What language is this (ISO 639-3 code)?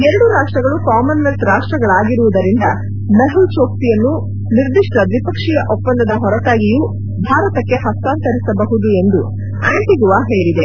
kan